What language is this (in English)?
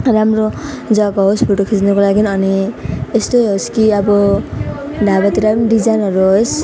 Nepali